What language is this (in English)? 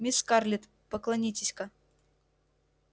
Russian